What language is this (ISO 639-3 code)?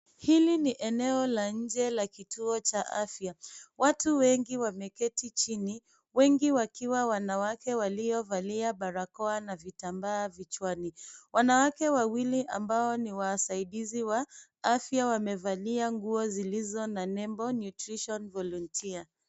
swa